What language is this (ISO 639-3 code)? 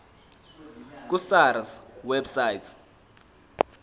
zul